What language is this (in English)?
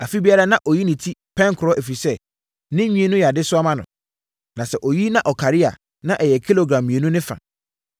Akan